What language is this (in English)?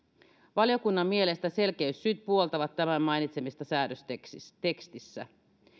Finnish